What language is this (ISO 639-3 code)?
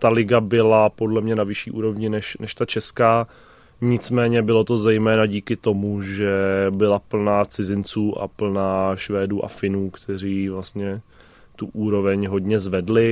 ces